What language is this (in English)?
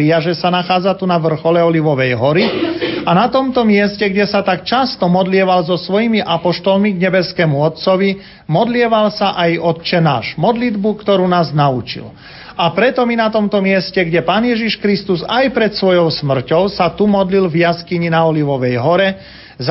Slovak